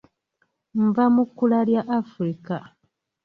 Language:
Ganda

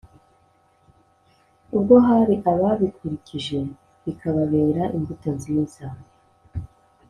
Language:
Kinyarwanda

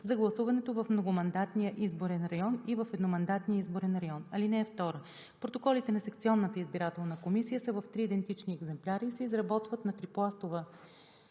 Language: Bulgarian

